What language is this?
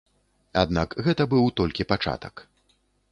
Belarusian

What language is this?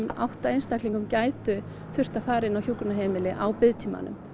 Icelandic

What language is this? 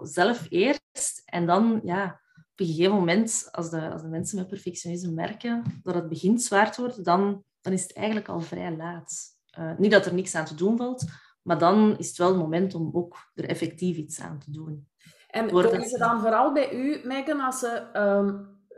Dutch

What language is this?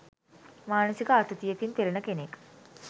Sinhala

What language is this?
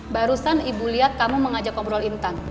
Indonesian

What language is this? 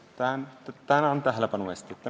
Estonian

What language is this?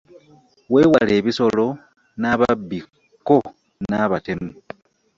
Ganda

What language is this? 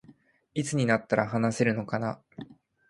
Japanese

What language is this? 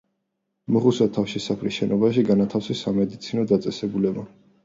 Georgian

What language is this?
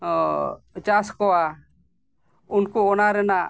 Santali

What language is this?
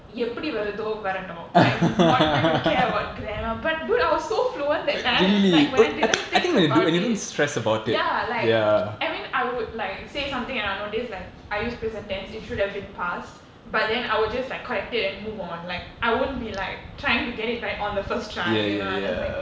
English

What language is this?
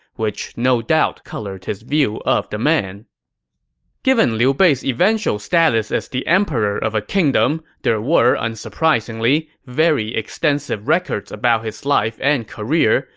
English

